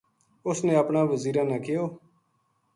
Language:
Gujari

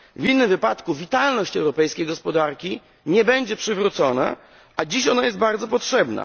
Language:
Polish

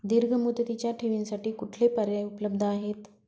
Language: Marathi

